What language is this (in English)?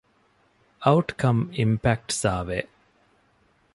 Divehi